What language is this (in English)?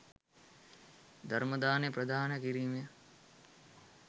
Sinhala